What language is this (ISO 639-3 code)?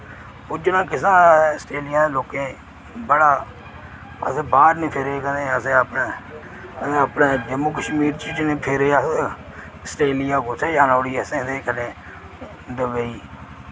doi